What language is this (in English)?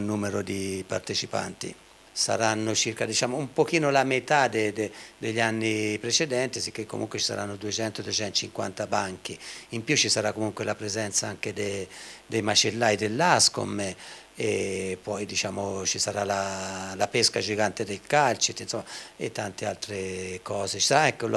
Italian